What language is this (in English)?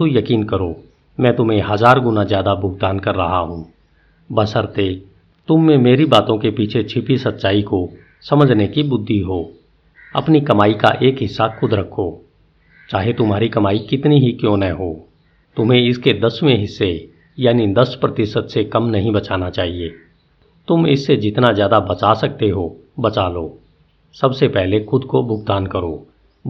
Hindi